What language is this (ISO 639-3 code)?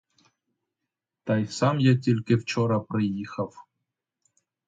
ukr